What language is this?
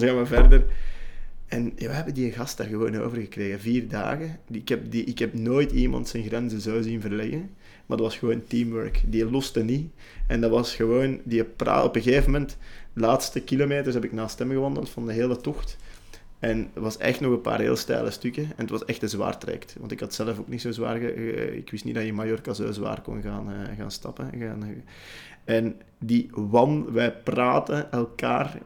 Dutch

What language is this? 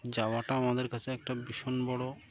Bangla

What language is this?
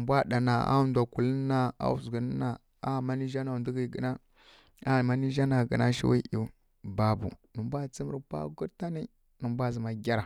Kirya-Konzəl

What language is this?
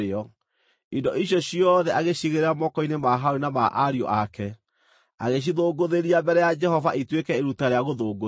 Kikuyu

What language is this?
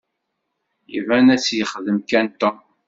Kabyle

